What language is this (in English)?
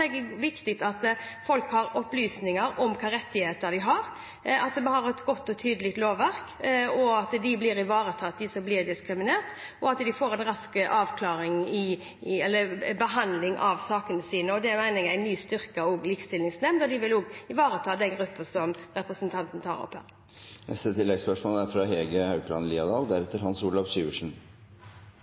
Norwegian